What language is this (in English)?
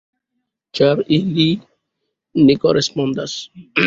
Esperanto